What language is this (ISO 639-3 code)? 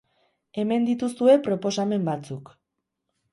eus